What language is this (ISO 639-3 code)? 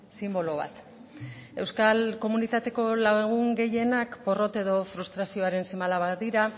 eus